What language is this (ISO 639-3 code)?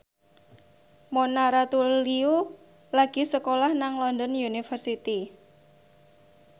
jav